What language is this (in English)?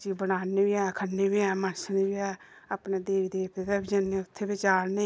Dogri